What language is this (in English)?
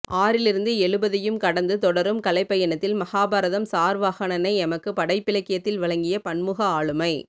Tamil